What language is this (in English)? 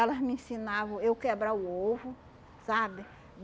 Portuguese